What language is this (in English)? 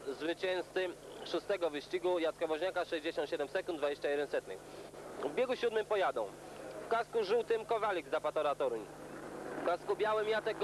Polish